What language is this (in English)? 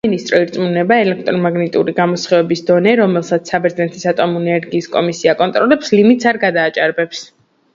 Georgian